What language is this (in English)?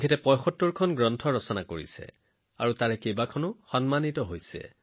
Assamese